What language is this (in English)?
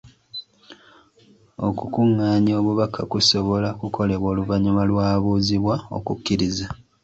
Ganda